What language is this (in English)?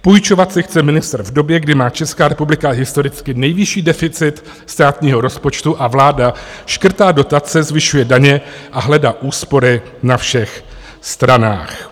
Czech